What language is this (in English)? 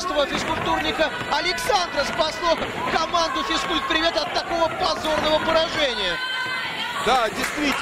Russian